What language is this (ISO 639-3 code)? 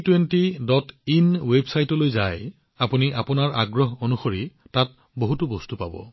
asm